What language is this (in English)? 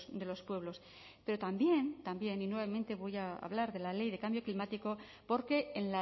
Spanish